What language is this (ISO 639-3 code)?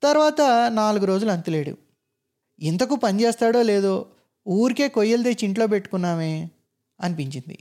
tel